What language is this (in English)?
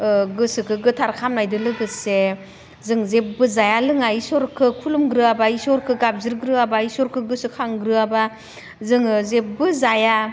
Bodo